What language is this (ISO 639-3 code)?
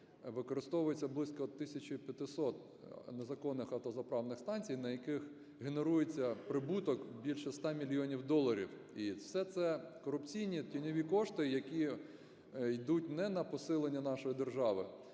ukr